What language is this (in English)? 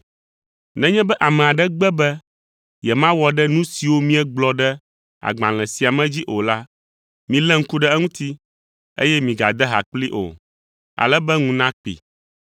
Ewe